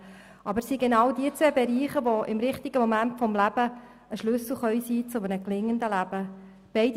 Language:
Swiss German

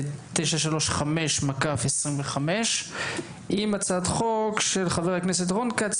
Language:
Hebrew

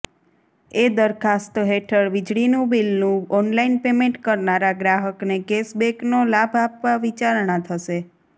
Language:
Gujarati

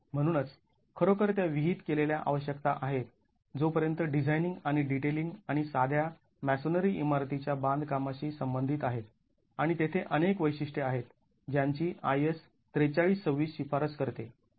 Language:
Marathi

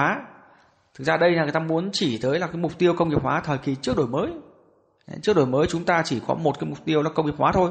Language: Vietnamese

